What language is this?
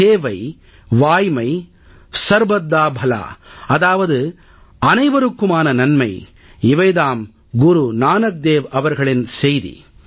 Tamil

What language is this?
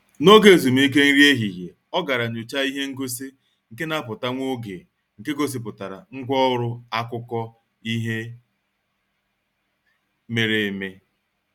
Igbo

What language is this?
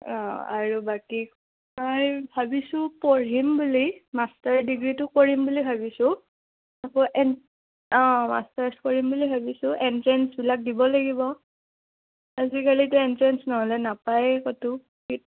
Assamese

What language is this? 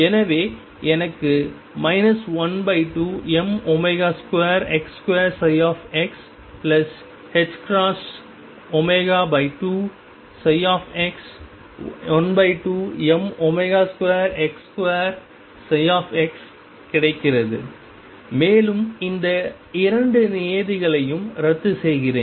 Tamil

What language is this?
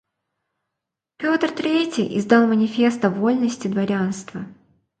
Russian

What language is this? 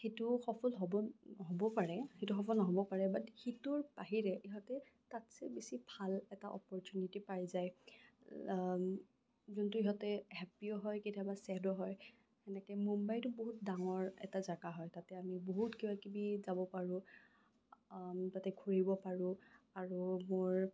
Assamese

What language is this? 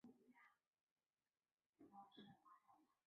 Chinese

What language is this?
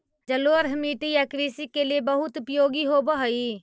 Magahi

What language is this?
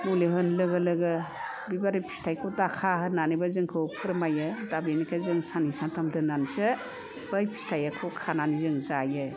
Bodo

